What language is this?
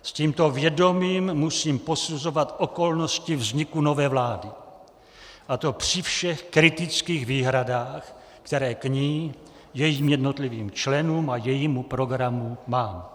Czech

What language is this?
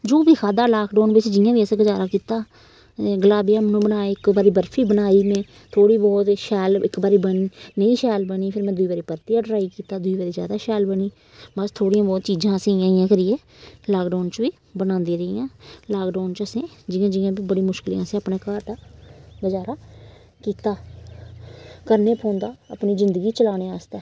Dogri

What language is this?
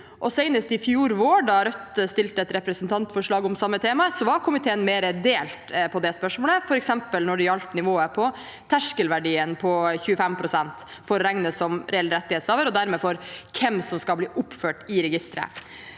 Norwegian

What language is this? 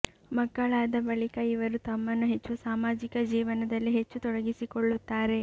Kannada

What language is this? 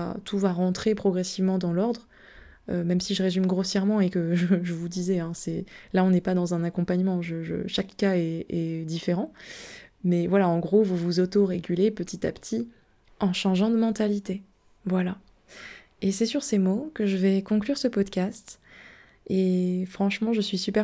French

